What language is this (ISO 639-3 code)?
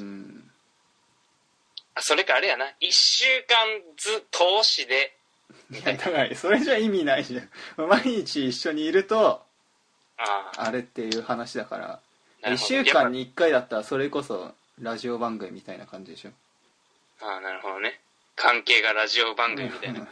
jpn